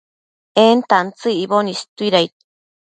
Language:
Matsés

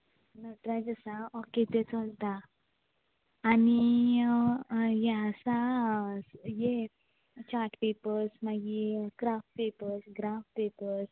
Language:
Konkani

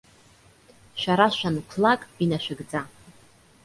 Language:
Abkhazian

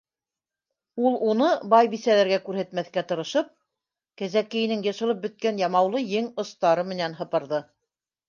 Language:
Bashkir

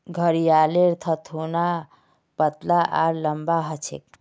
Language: Magahi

